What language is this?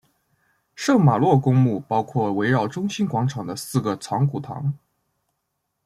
Chinese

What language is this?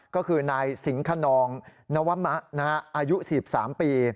Thai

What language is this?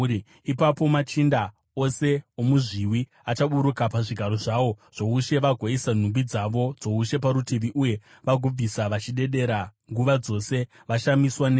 Shona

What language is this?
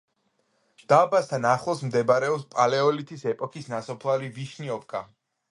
Georgian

